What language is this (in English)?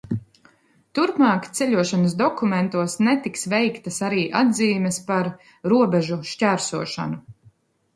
Latvian